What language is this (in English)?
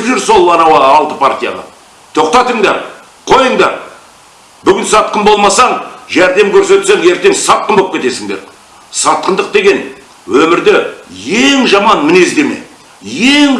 Kazakh